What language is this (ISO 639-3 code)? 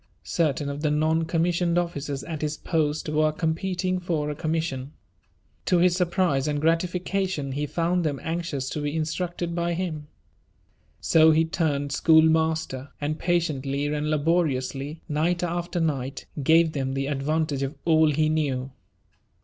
eng